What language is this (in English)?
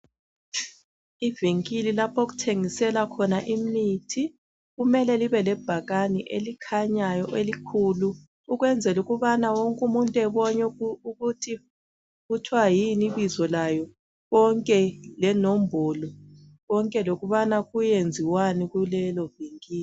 North Ndebele